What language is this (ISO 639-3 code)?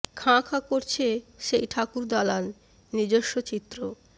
ben